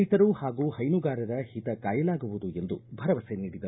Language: Kannada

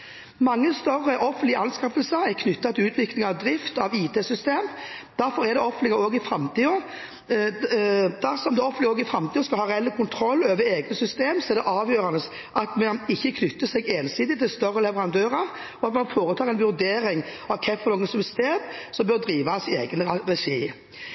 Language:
Norwegian Bokmål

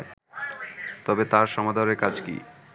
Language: Bangla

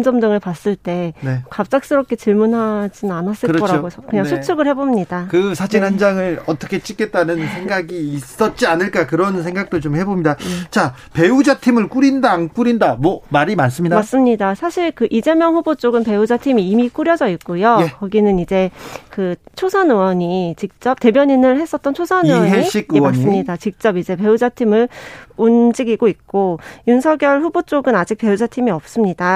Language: Korean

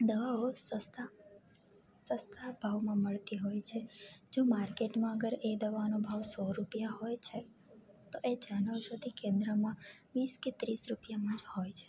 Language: Gujarati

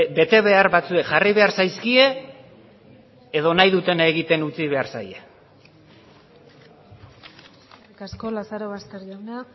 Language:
Basque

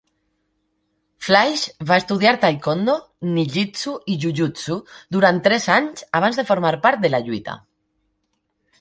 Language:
Catalan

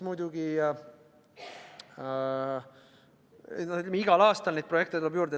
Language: Estonian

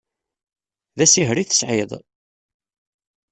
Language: Kabyle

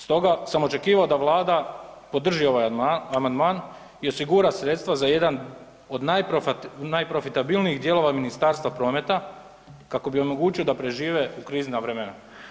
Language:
Croatian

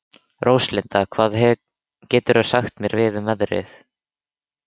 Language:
Icelandic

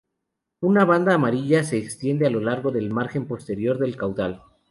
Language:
Spanish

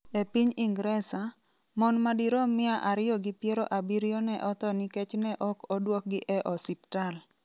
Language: Luo (Kenya and Tanzania)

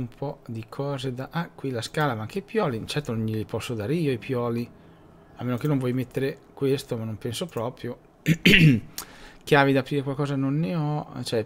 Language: Italian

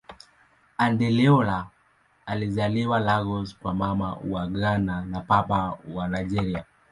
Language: Swahili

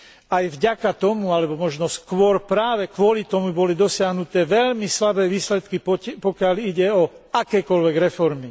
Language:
Slovak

